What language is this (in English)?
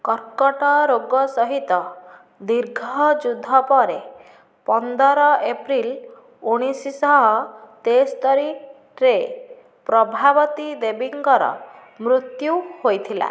Odia